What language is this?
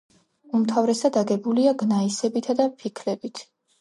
Georgian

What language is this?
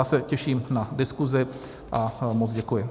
Czech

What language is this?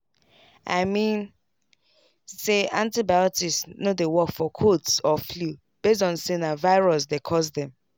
Nigerian Pidgin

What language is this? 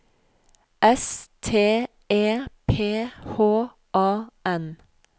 Norwegian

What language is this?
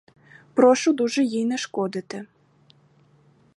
Ukrainian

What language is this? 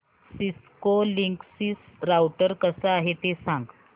Marathi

